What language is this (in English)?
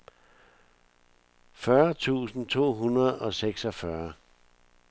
Danish